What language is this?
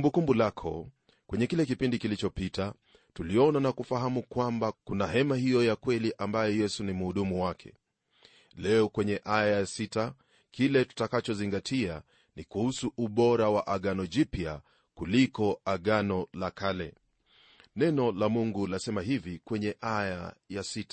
Swahili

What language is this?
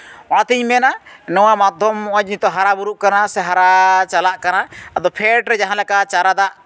Santali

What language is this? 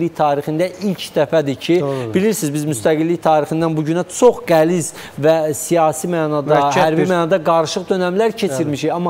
Turkish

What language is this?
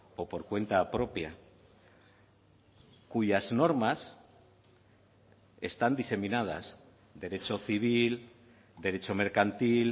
Spanish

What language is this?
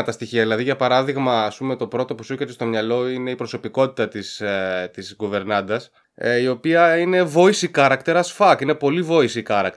Greek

